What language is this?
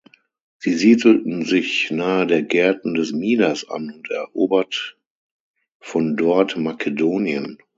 German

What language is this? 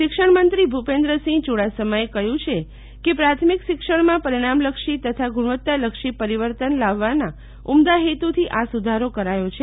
Gujarati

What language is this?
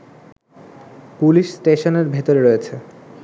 Bangla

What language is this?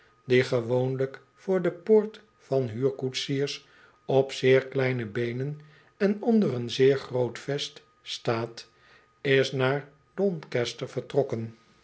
Dutch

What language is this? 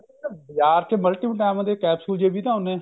Punjabi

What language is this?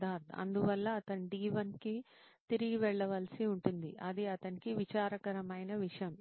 Telugu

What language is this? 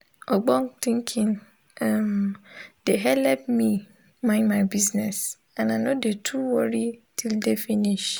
Nigerian Pidgin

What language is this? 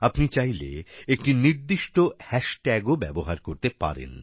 Bangla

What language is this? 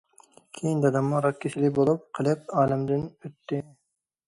Uyghur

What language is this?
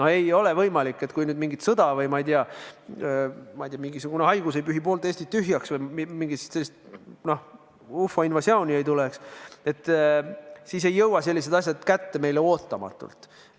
Estonian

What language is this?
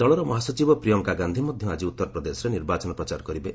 Odia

